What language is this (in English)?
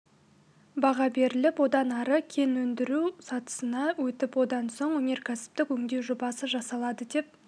Kazakh